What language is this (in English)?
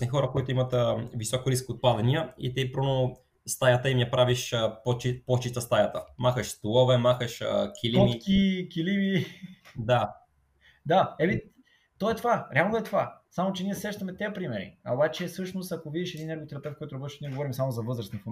Bulgarian